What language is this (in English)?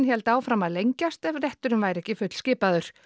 Icelandic